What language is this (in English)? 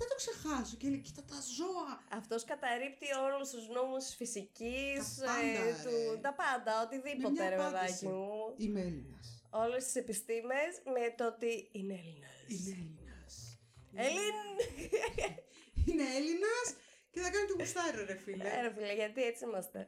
Greek